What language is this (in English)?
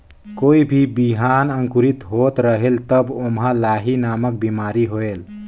Chhattisgarhi